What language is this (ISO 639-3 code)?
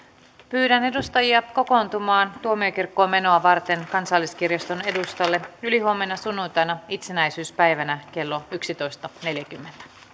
fin